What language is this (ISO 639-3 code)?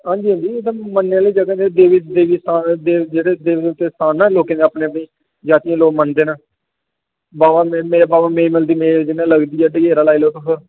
doi